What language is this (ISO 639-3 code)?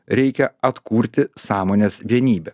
lit